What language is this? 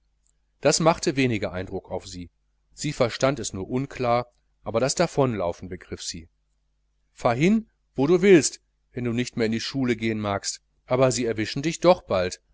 German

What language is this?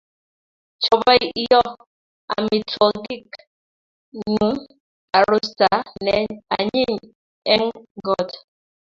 Kalenjin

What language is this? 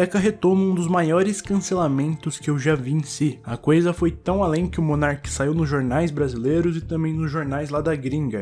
Portuguese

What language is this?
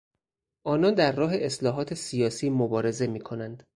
Persian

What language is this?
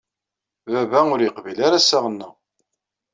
Kabyle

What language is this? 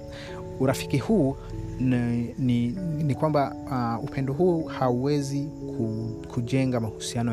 Swahili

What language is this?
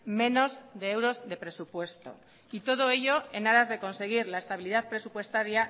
Spanish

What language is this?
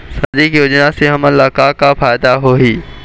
Chhattisgarhi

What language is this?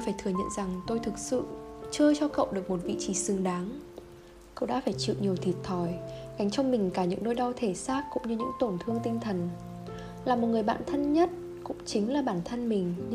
Vietnamese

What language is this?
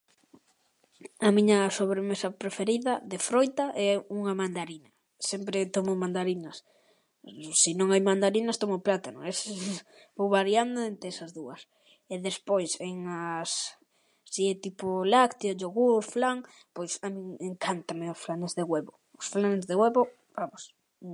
Galician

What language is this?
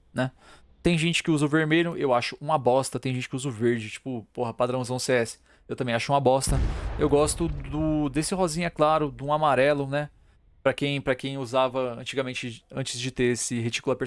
Portuguese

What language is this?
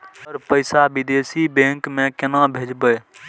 Maithili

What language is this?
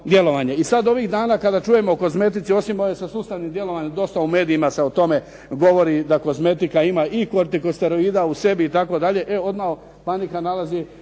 Croatian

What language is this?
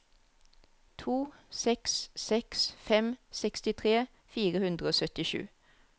Norwegian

